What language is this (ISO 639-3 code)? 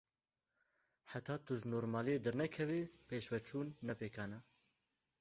kur